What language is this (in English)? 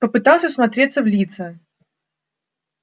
Russian